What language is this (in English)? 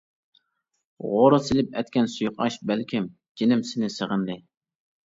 Uyghur